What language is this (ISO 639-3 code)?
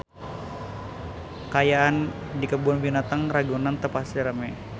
sun